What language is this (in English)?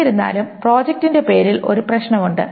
Malayalam